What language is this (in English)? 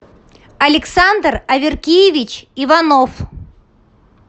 Russian